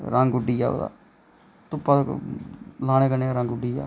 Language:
Dogri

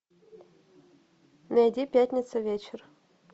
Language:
Russian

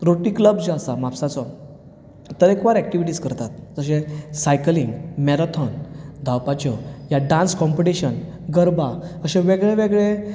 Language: Konkani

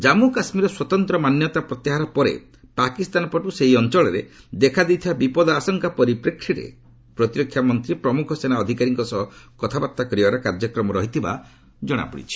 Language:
Odia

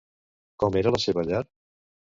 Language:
Catalan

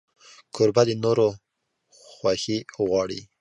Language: Pashto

